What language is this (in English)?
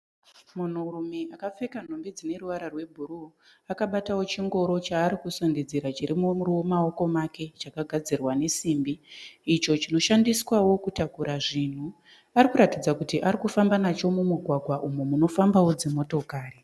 Shona